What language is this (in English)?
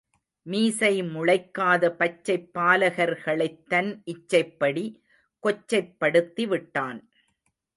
Tamil